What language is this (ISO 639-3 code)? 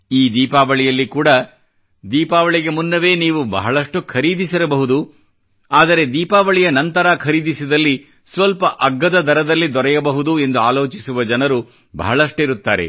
kan